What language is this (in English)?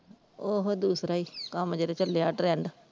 Punjabi